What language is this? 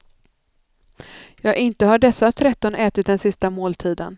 Swedish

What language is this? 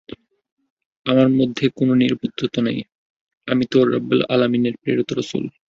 Bangla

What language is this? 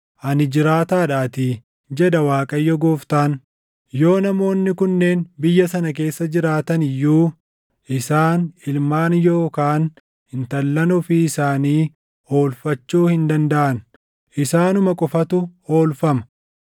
Oromo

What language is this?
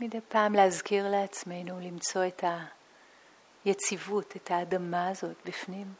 Hebrew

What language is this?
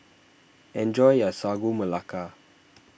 English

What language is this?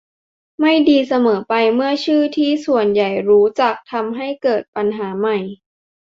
Thai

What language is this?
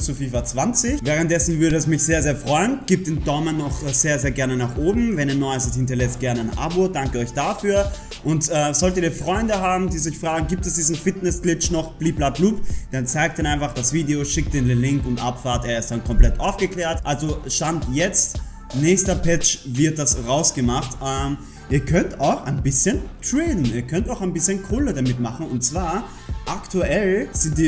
German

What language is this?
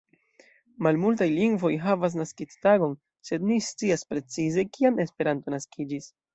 Esperanto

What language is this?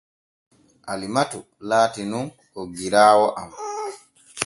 Borgu Fulfulde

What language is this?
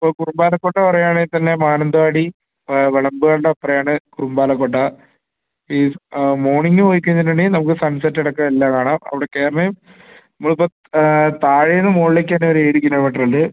Malayalam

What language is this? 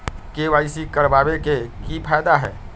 Magahi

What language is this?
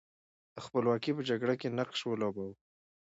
Pashto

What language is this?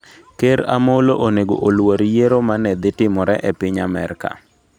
Luo (Kenya and Tanzania)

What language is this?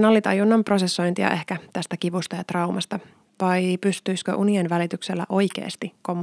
Finnish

